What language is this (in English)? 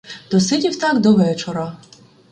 Ukrainian